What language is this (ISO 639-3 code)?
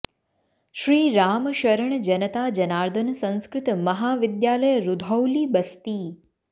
san